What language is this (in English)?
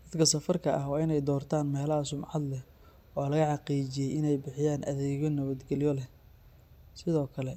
Somali